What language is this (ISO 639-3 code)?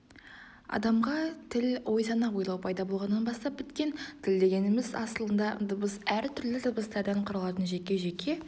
kaz